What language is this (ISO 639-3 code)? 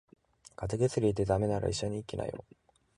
jpn